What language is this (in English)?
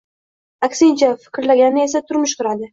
Uzbek